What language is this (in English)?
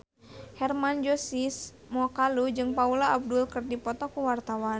Sundanese